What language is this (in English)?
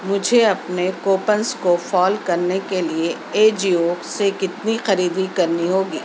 Urdu